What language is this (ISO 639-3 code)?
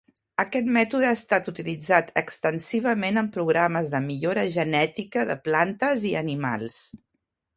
cat